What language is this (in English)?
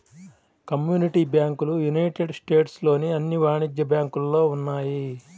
Telugu